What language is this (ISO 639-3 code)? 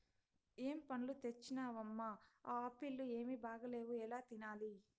tel